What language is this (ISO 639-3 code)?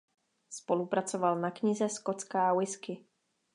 ces